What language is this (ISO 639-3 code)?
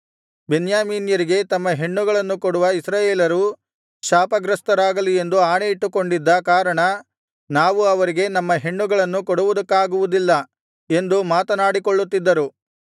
kan